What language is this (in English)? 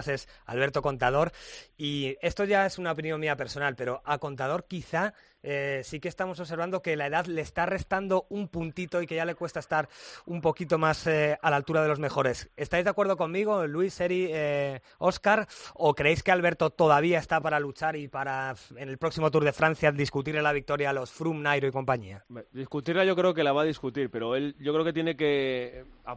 Spanish